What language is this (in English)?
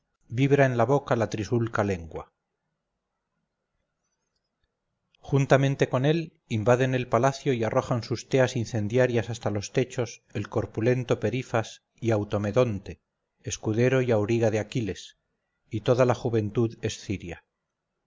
Spanish